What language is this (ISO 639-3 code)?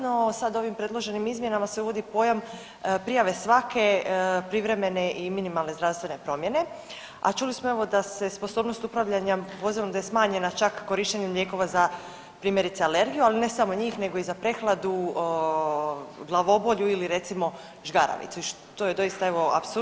hrv